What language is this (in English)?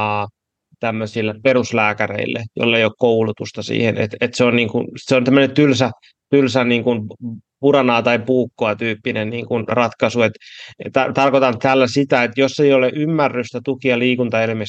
Finnish